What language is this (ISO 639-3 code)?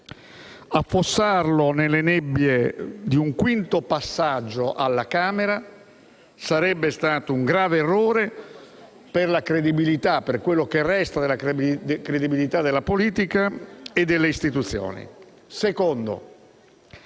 ita